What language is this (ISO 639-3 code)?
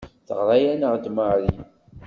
kab